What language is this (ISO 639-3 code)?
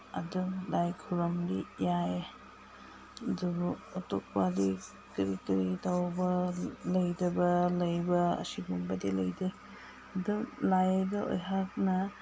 mni